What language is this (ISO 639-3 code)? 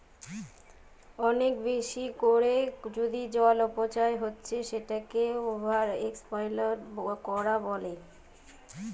ben